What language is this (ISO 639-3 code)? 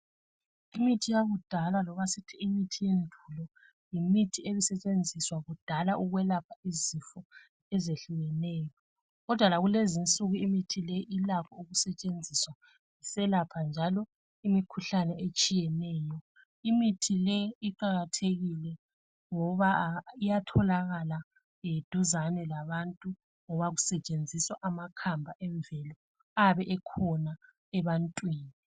nde